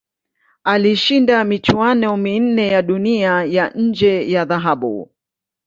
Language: Swahili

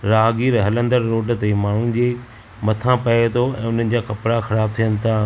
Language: Sindhi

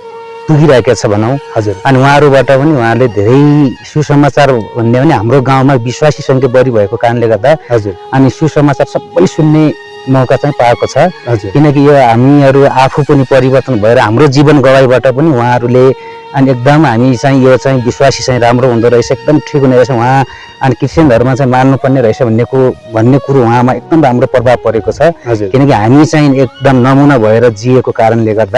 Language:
Nepali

